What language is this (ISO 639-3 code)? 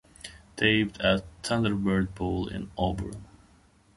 eng